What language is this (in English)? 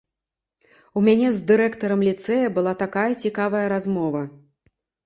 Belarusian